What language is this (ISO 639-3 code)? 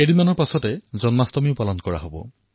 asm